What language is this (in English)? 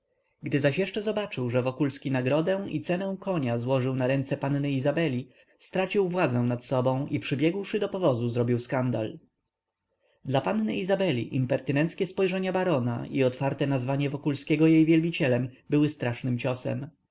Polish